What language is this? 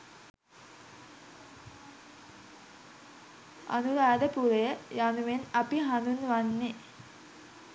Sinhala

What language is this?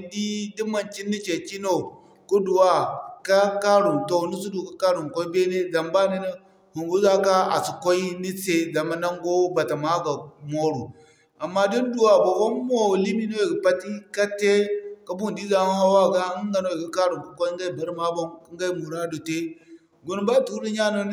Zarma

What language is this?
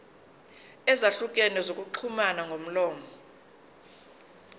Zulu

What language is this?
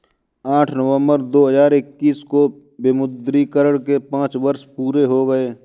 Hindi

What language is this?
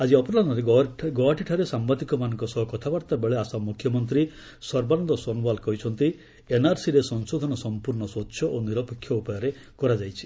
Odia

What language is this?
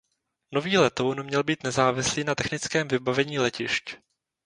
Czech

